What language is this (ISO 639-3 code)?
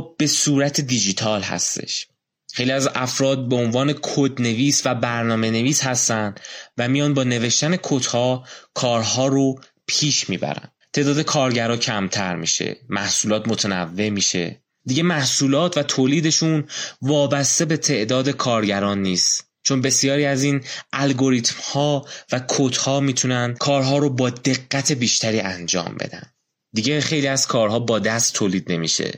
fas